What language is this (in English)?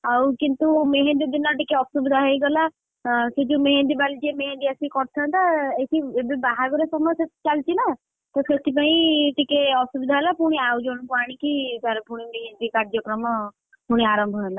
Odia